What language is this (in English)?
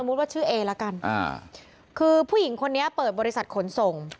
Thai